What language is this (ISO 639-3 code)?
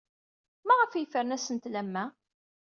kab